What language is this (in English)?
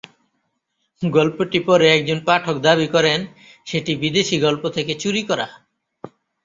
Bangla